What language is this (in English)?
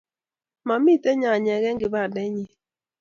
Kalenjin